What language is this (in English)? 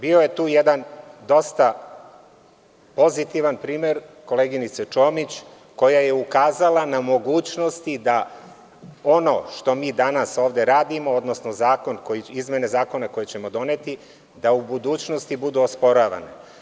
Serbian